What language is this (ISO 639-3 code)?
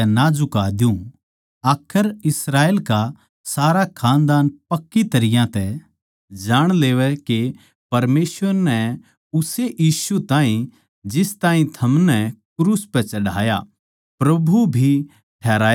bgc